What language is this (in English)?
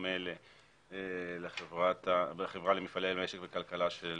Hebrew